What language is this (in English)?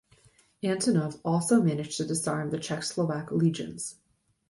English